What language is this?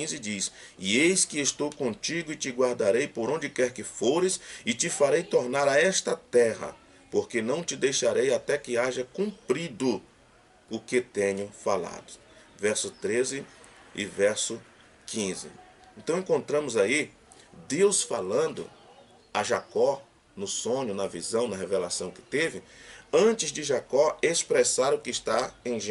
Portuguese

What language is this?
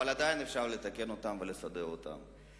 Hebrew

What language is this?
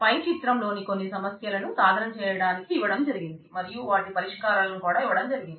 Telugu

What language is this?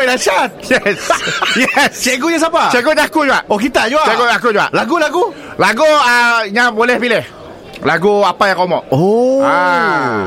Malay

